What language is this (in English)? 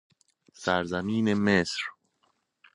Persian